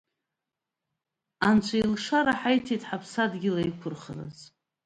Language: Abkhazian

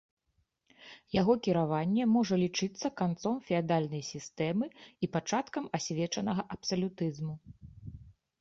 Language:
Belarusian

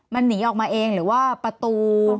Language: Thai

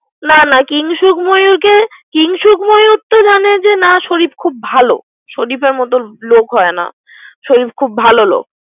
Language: Bangla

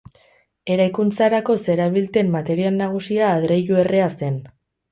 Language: Basque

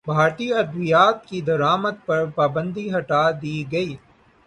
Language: Urdu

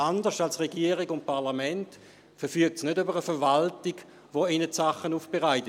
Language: Swiss German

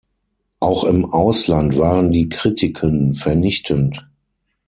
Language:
German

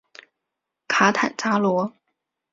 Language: Chinese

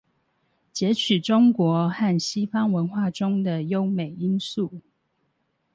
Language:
Chinese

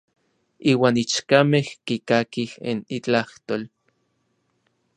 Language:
Orizaba Nahuatl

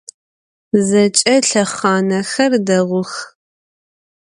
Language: Adyghe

